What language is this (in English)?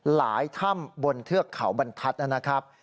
Thai